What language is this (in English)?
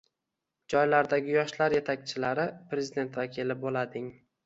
Uzbek